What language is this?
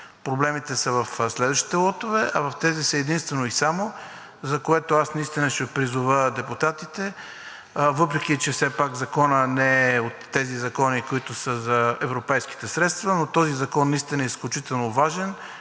Bulgarian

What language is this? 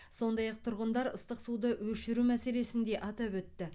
Kazakh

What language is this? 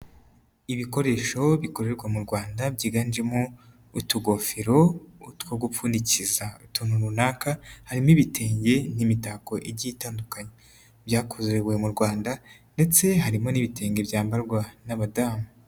Kinyarwanda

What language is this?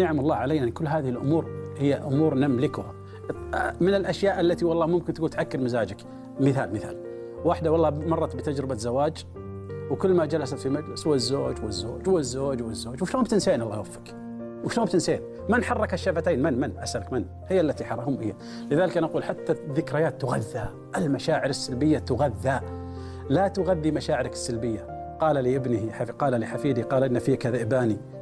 Arabic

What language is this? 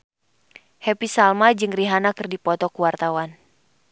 Sundanese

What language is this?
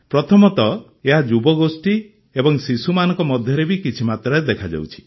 Odia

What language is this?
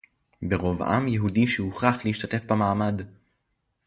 Hebrew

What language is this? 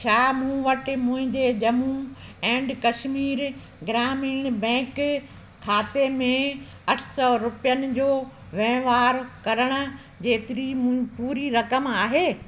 Sindhi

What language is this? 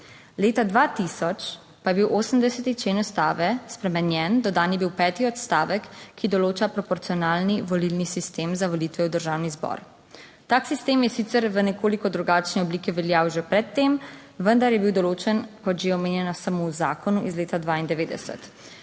Slovenian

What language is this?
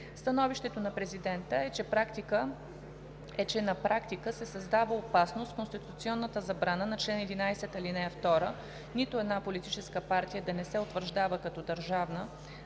Bulgarian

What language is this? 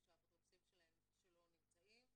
Hebrew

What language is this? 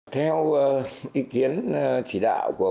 Vietnamese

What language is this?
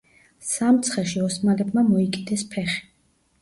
Georgian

